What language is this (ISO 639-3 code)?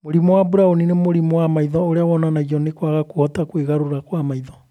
kik